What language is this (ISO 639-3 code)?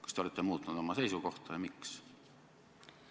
est